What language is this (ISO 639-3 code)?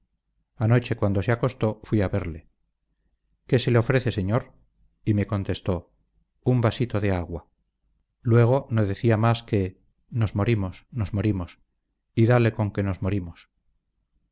spa